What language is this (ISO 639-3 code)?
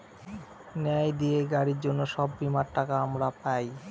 ben